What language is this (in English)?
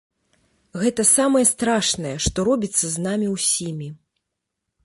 Belarusian